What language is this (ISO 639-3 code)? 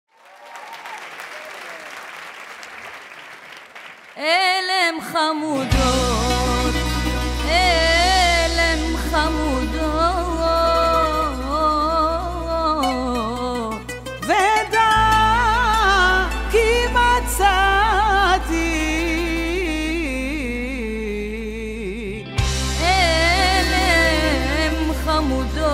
ara